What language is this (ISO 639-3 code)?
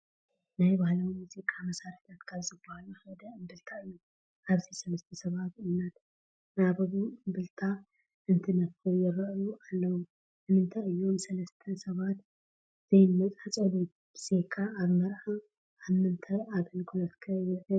tir